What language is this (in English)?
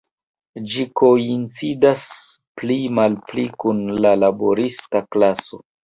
Esperanto